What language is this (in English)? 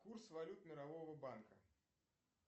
Russian